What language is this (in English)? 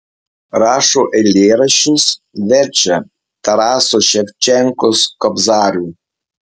Lithuanian